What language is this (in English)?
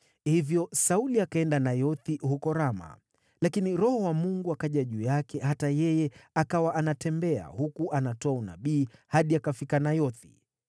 Swahili